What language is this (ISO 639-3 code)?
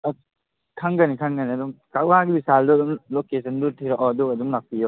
mni